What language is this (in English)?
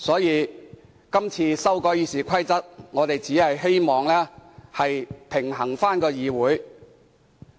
Cantonese